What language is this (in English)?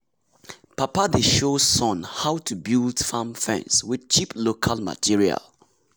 Nigerian Pidgin